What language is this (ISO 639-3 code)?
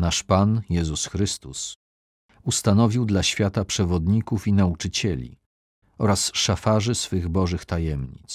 pol